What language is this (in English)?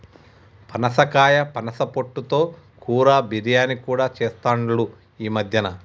Telugu